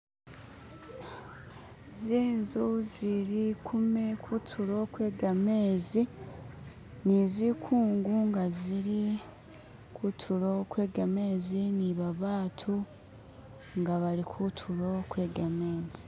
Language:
Masaaba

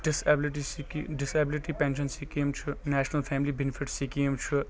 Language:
Kashmiri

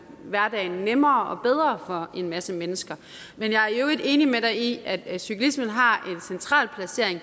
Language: Danish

